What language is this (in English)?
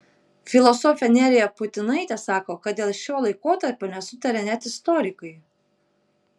Lithuanian